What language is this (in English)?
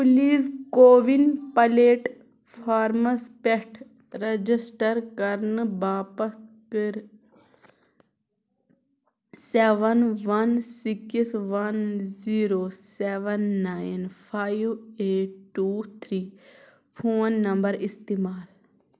Kashmiri